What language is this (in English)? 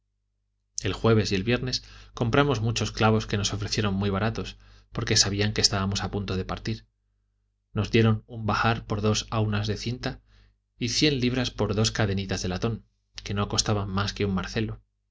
Spanish